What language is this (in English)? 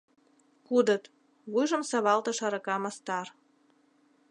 Mari